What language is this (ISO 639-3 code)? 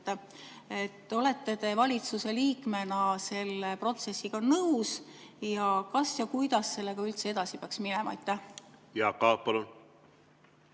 est